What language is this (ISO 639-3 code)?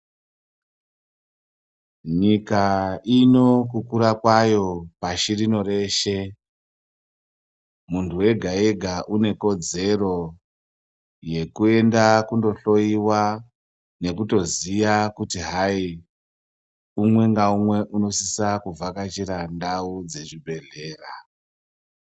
ndc